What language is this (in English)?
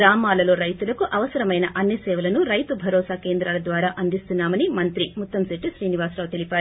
Telugu